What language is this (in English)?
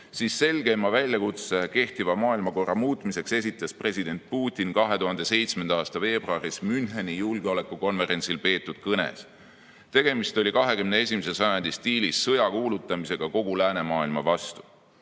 Estonian